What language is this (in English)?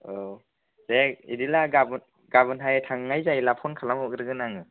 Bodo